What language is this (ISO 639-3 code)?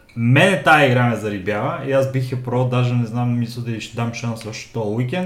bul